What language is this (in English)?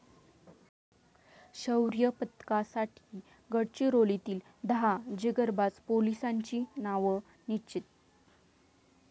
Marathi